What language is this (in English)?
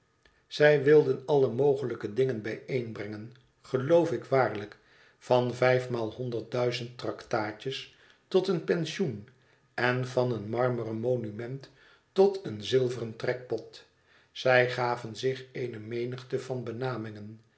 Dutch